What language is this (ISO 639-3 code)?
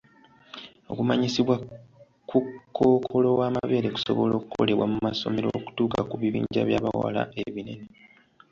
lug